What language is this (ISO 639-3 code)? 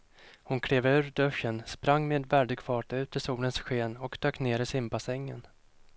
swe